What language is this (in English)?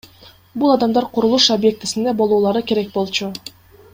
Kyrgyz